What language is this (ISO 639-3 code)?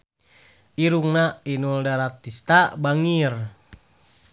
sun